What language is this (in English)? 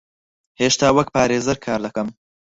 Central Kurdish